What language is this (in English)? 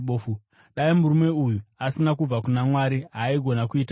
Shona